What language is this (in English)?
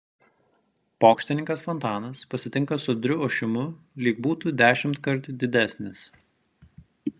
Lithuanian